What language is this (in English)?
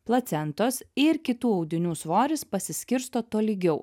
Lithuanian